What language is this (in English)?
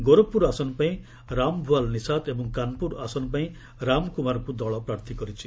Odia